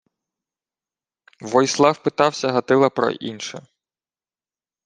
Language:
Ukrainian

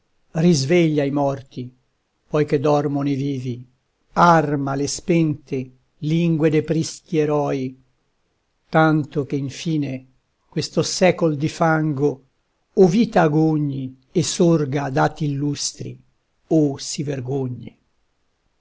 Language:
Italian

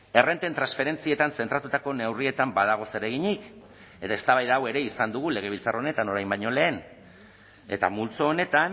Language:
Basque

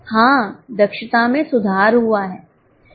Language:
Hindi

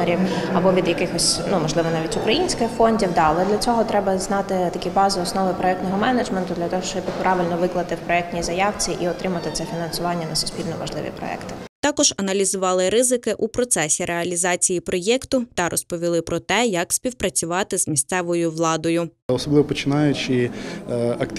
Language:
Ukrainian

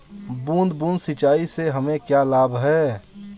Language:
Hindi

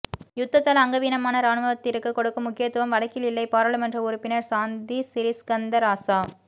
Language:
Tamil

